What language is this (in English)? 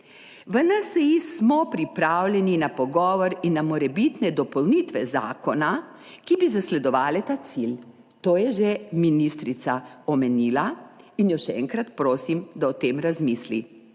Slovenian